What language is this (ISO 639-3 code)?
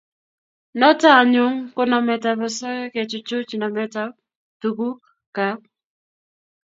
kln